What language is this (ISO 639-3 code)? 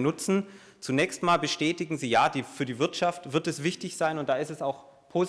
deu